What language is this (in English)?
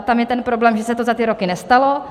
Czech